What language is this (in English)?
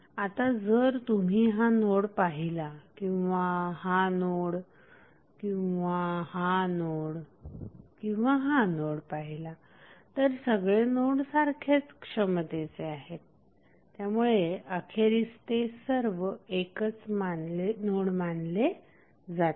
Marathi